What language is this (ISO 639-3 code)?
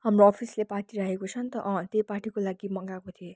nep